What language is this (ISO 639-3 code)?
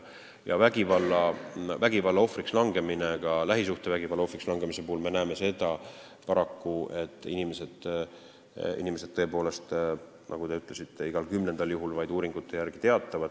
est